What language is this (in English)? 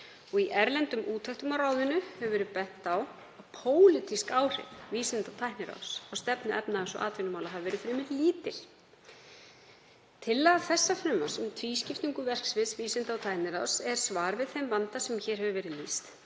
Icelandic